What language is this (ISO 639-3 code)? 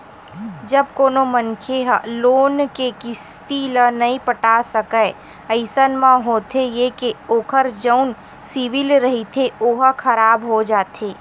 hne